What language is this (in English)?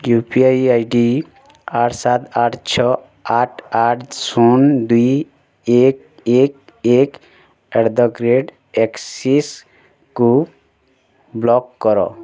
Odia